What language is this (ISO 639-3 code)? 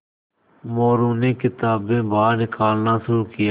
hin